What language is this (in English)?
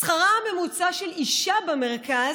Hebrew